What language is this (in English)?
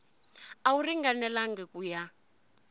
Tsonga